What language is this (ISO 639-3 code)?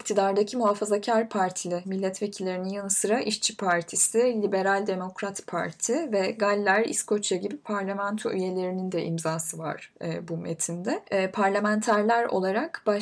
tur